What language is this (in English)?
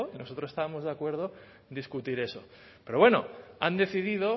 Spanish